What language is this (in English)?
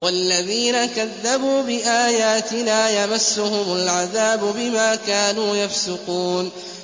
Arabic